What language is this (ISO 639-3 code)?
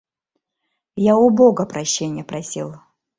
chm